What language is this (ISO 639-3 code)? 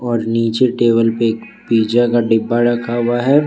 hin